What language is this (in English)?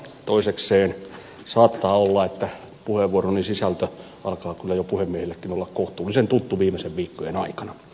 Finnish